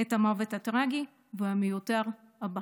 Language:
Hebrew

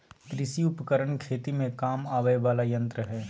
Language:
Magahi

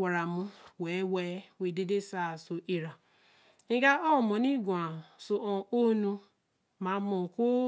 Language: Eleme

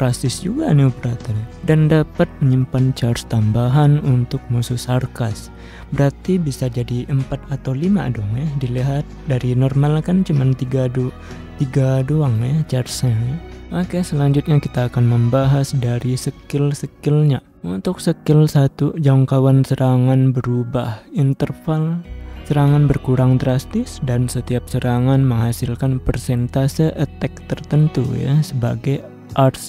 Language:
Indonesian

